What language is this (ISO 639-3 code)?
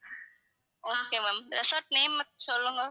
tam